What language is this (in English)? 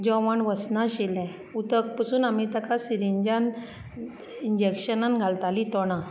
Konkani